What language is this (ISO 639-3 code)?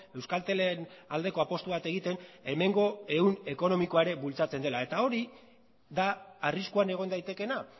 eus